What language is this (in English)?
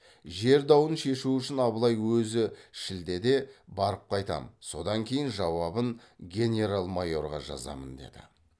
Kazakh